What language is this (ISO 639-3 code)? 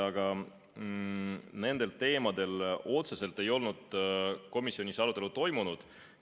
est